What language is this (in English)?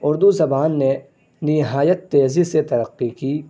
Urdu